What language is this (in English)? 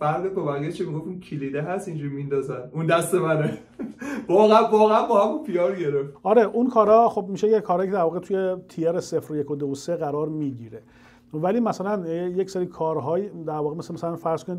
Persian